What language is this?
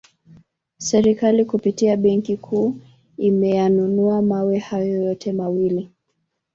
Swahili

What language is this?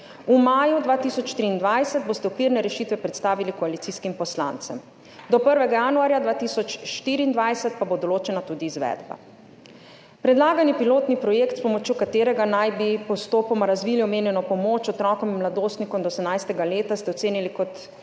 Slovenian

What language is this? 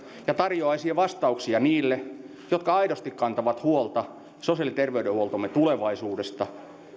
Finnish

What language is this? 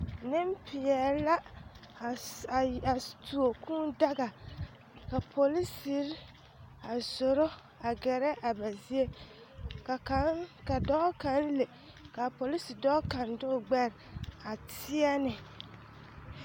Southern Dagaare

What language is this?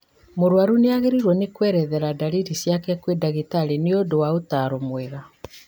Kikuyu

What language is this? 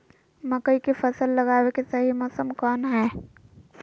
Magahi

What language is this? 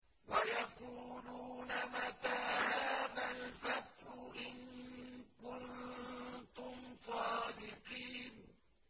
Arabic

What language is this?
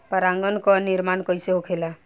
Bhojpuri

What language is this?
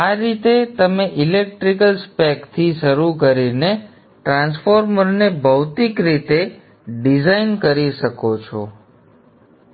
Gujarati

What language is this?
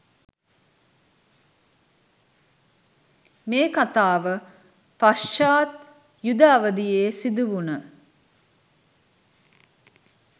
Sinhala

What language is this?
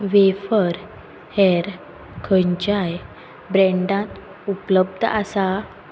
Konkani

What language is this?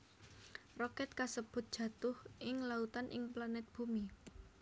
Javanese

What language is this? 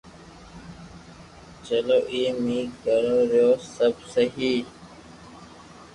Loarki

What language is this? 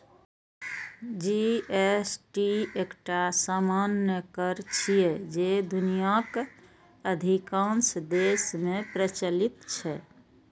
Maithili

